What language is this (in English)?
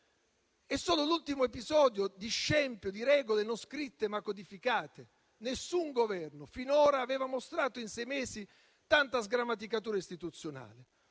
Italian